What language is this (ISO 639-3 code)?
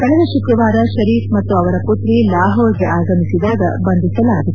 kan